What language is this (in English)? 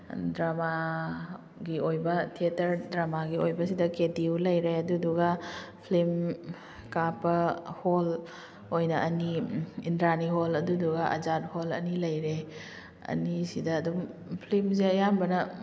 Manipuri